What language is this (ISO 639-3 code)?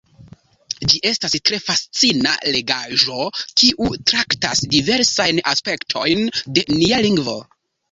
epo